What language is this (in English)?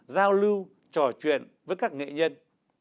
Vietnamese